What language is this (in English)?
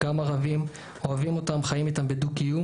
Hebrew